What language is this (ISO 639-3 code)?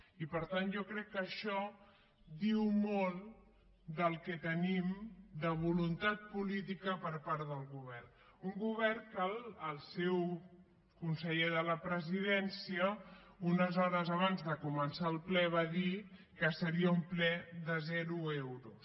cat